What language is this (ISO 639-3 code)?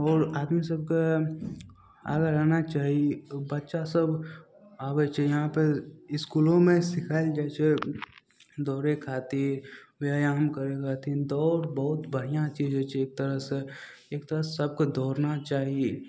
mai